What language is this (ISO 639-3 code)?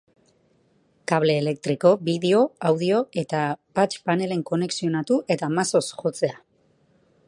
eus